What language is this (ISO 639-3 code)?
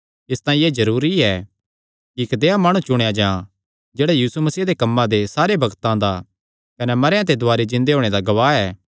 xnr